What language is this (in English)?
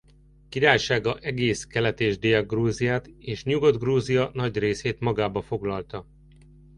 Hungarian